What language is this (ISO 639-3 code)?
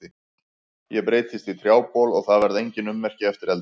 isl